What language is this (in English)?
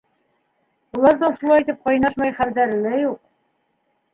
Bashkir